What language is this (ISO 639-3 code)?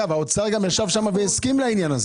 heb